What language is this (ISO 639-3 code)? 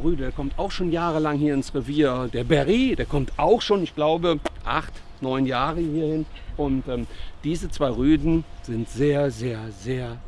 deu